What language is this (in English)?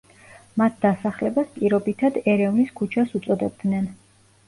Georgian